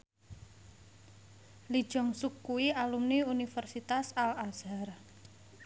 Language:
Javanese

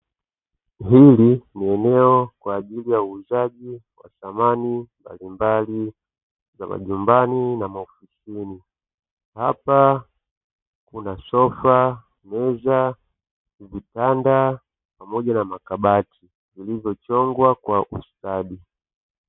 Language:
Swahili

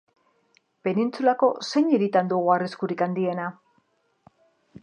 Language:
Basque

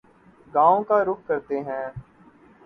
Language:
Urdu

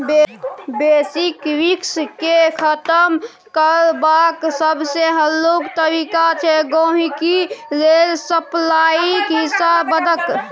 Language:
Maithili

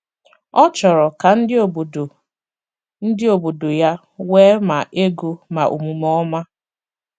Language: Igbo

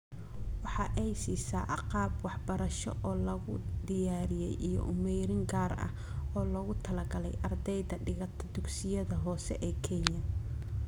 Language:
Somali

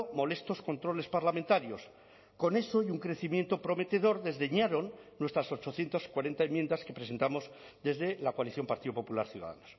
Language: Spanish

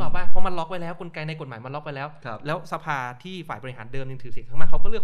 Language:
Thai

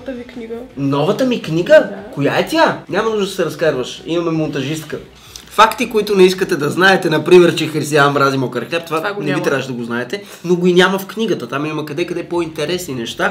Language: Bulgarian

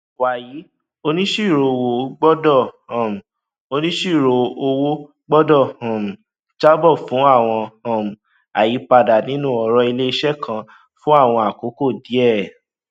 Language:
Yoruba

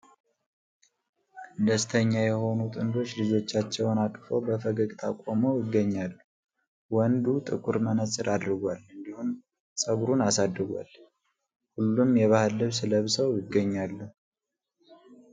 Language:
Amharic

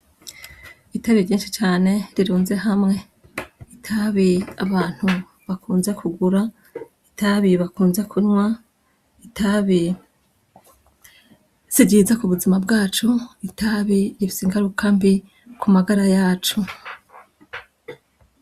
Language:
Rundi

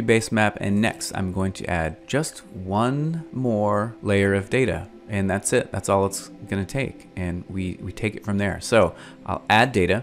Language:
English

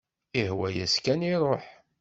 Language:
Kabyle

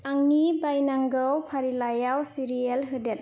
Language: Bodo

